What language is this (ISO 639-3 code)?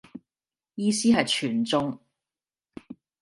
yue